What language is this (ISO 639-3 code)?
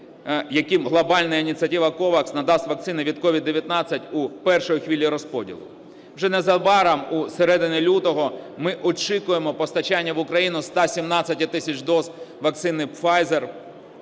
ukr